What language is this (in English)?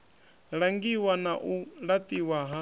Venda